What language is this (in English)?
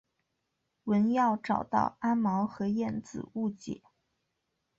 Chinese